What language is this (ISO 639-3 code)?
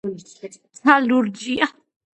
kat